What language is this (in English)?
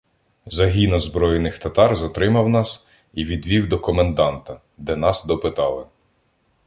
Ukrainian